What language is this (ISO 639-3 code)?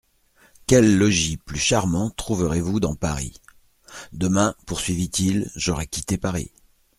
fra